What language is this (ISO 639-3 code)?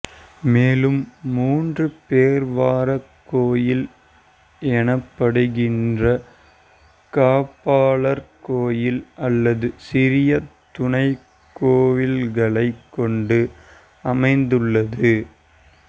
tam